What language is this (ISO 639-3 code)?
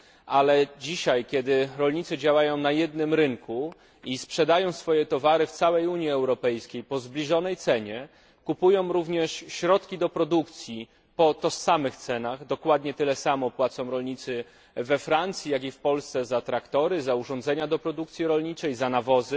pol